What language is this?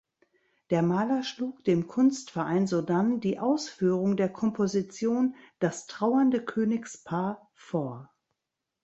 German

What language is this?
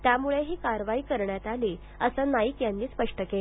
Marathi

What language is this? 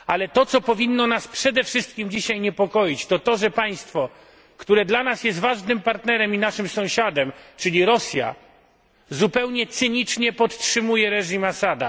Polish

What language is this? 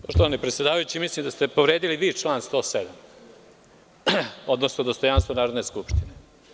Serbian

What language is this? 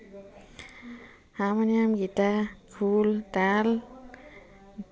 Assamese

